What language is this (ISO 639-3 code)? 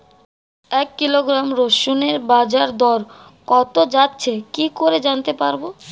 ben